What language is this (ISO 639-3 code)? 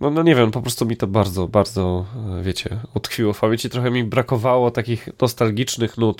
pol